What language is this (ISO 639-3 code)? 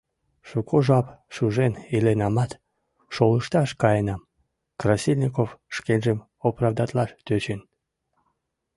chm